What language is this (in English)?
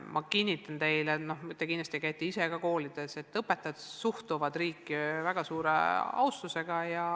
Estonian